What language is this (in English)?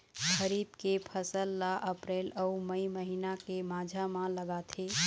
Chhattisgarhi